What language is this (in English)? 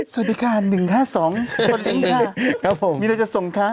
Thai